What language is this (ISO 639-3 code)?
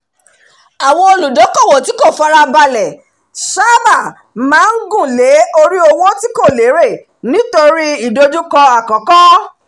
yor